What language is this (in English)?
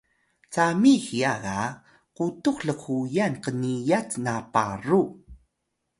Atayal